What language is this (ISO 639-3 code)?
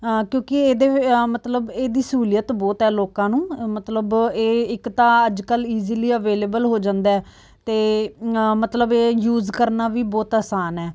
pan